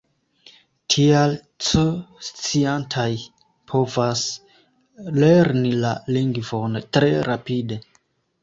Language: Esperanto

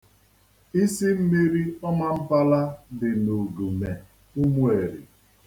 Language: Igbo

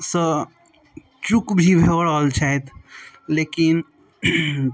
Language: Maithili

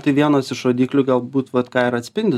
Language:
Lithuanian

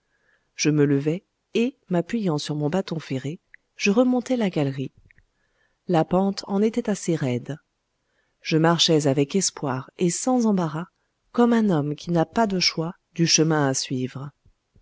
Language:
French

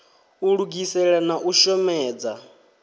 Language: Venda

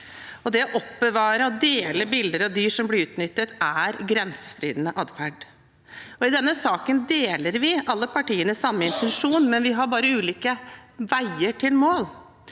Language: Norwegian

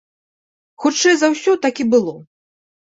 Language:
Belarusian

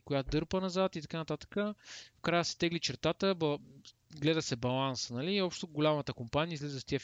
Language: Bulgarian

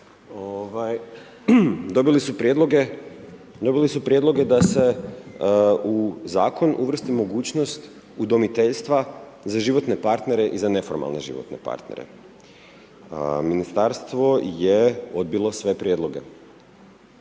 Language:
Croatian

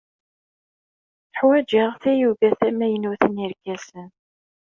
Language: Kabyle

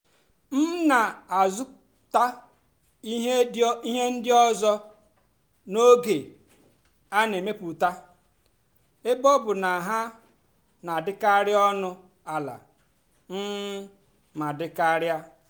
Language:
Igbo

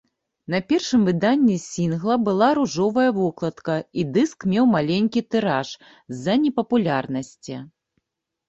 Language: Belarusian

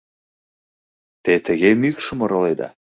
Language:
Mari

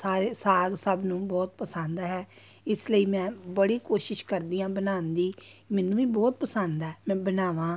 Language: Punjabi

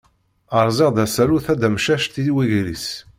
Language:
Kabyle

